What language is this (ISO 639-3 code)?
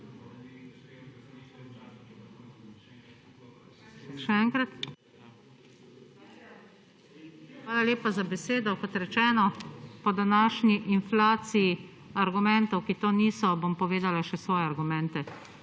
slv